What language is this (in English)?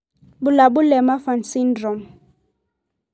Masai